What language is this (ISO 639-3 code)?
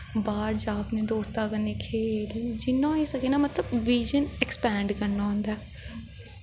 doi